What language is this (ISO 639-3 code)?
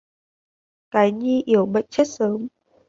vie